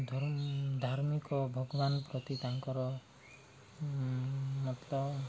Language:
Odia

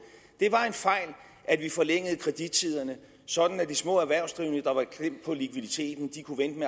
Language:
Danish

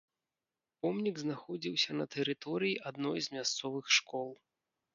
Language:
Belarusian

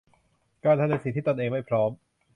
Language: Thai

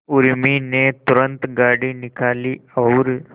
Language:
Hindi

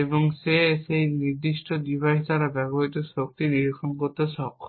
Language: Bangla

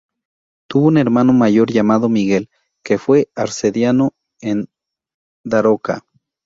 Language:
Spanish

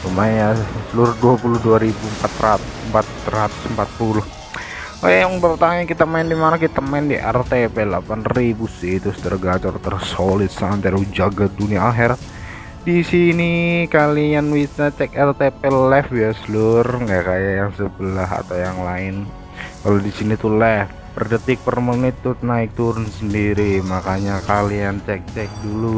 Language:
Indonesian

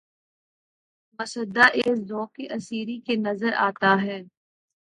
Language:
Urdu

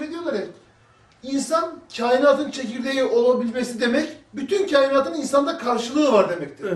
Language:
Turkish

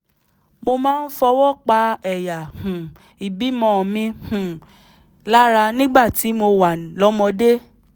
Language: Yoruba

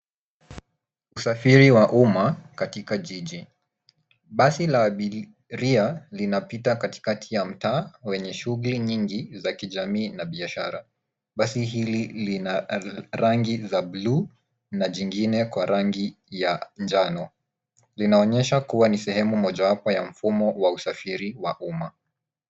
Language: Swahili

